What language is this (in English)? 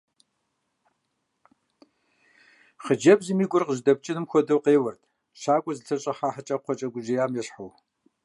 Kabardian